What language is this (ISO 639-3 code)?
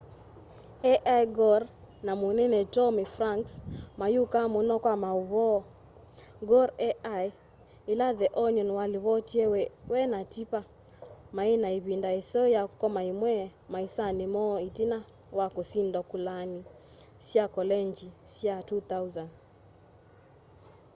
kam